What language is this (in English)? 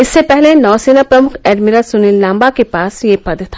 Hindi